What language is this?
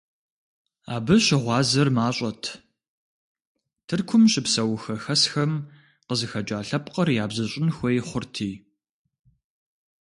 Kabardian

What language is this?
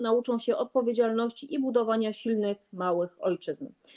Polish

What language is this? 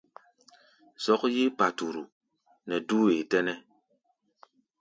Gbaya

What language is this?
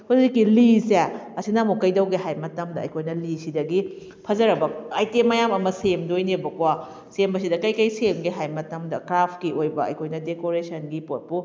Manipuri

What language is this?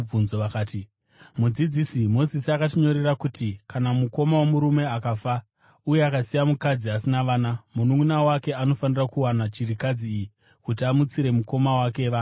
Shona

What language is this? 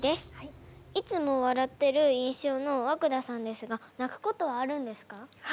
Japanese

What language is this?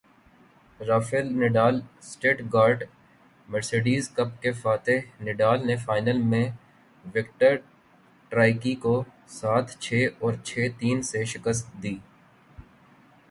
Urdu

